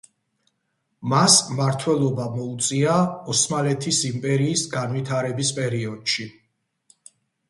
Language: Georgian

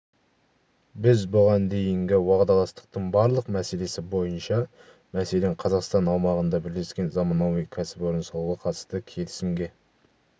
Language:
Kazakh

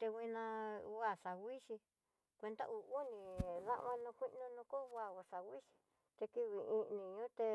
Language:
Tidaá Mixtec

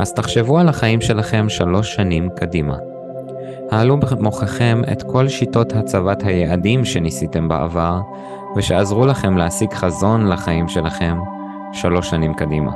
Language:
Hebrew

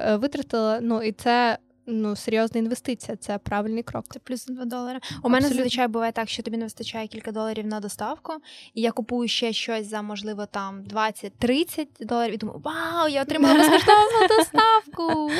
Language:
Ukrainian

